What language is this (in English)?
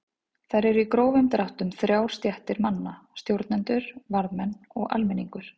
Icelandic